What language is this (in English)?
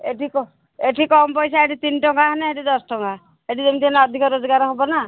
Odia